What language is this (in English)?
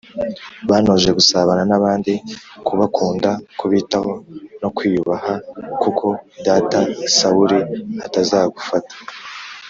Kinyarwanda